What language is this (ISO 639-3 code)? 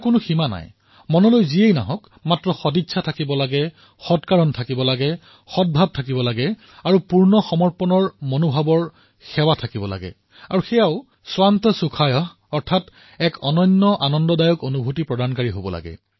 asm